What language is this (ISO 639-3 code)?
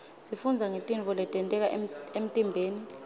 ssw